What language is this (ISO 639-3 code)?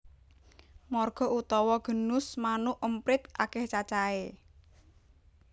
jav